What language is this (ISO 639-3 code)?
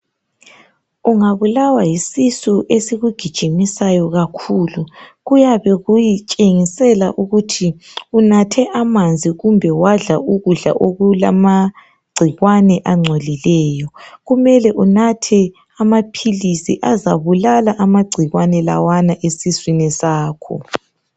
nde